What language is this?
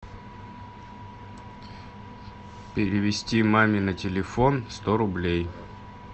Russian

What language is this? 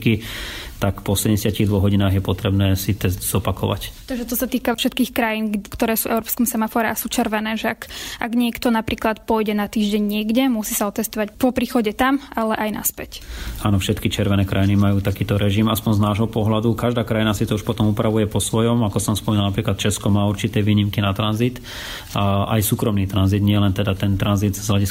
Slovak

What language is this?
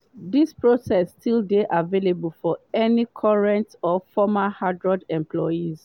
Nigerian Pidgin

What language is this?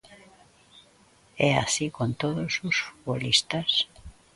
Galician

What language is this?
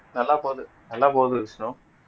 Tamil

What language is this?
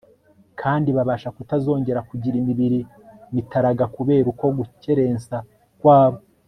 Kinyarwanda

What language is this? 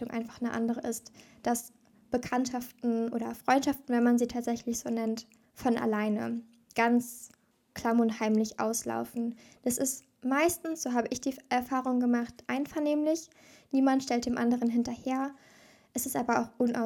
German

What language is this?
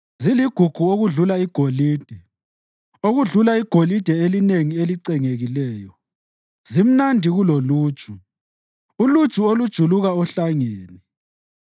North Ndebele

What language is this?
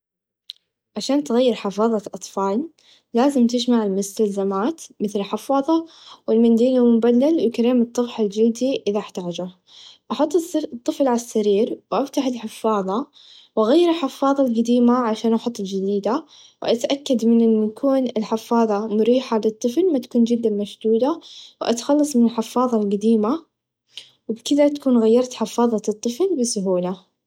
Najdi Arabic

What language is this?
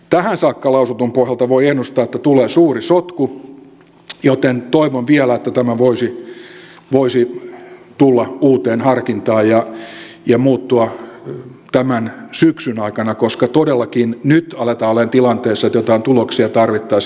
Finnish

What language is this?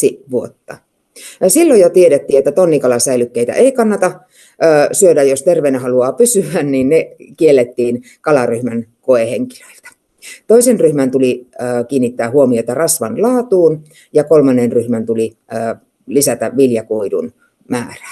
Finnish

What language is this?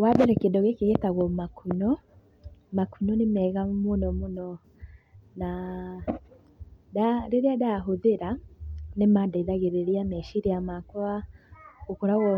Kikuyu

